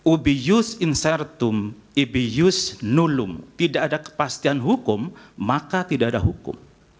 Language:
Indonesian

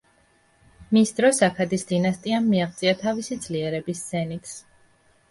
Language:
Georgian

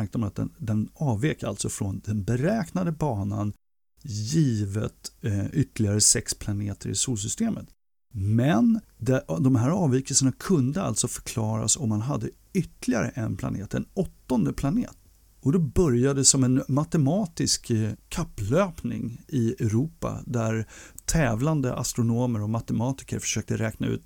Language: Swedish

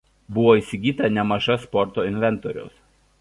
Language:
Lithuanian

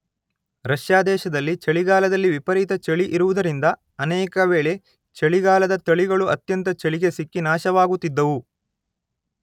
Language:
Kannada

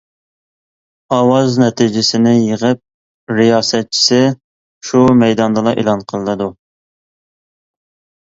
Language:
Uyghur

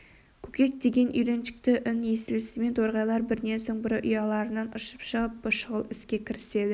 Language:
Kazakh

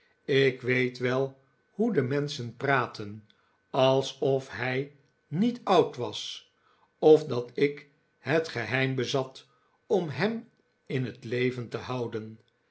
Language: Dutch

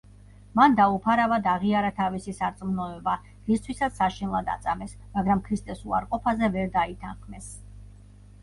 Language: Georgian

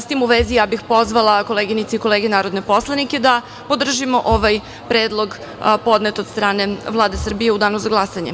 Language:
Serbian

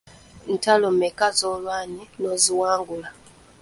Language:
Ganda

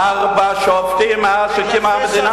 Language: Hebrew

